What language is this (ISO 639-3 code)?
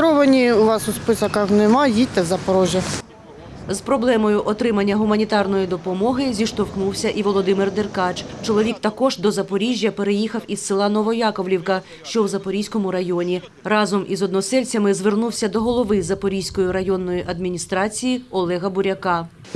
ukr